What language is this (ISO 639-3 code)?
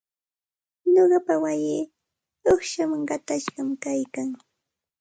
qxt